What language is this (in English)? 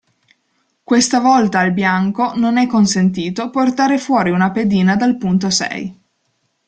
Italian